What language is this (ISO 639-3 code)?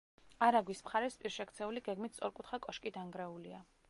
kat